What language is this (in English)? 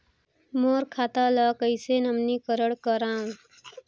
Chhattisgarhi